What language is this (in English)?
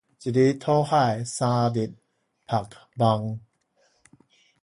Min Nan Chinese